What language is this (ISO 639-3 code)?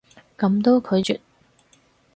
yue